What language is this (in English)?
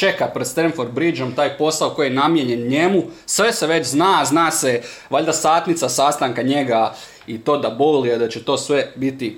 Croatian